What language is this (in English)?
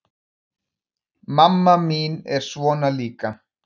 Icelandic